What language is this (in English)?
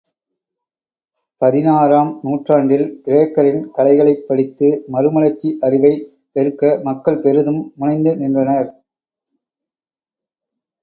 Tamil